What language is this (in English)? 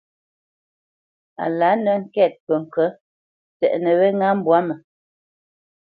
Bamenyam